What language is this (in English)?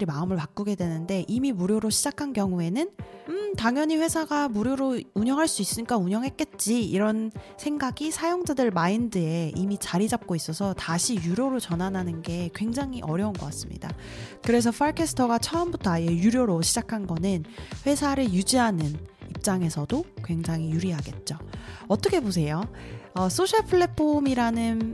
Korean